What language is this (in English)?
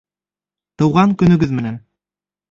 Bashkir